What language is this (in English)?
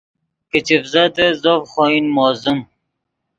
Yidgha